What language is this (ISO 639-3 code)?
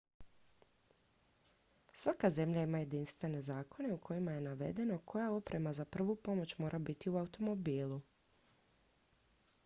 hrv